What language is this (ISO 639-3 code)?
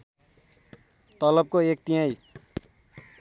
nep